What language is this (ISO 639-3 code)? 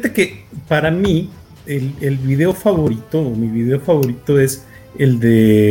spa